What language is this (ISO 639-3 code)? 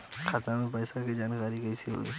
bho